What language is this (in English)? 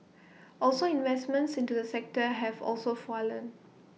English